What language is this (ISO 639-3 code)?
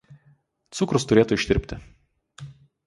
lit